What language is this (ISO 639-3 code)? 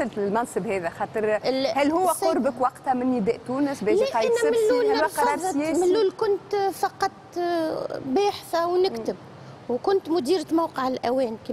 ara